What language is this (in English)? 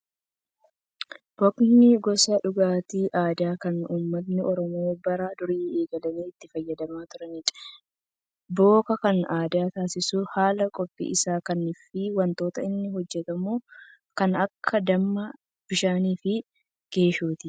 Oromo